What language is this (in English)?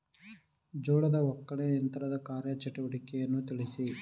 Kannada